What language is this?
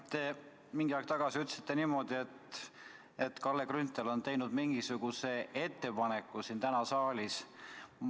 Estonian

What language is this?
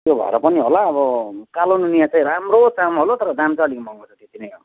Nepali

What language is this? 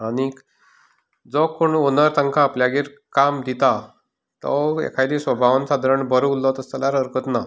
Konkani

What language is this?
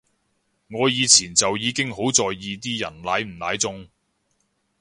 Cantonese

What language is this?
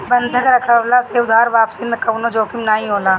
Bhojpuri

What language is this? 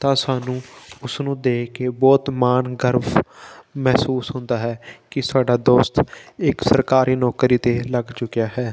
Punjabi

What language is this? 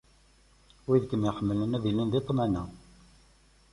Kabyle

